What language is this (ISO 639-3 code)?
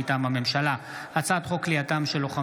heb